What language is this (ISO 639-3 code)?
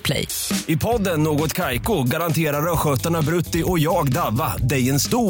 swe